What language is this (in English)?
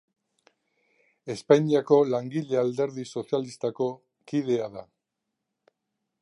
Basque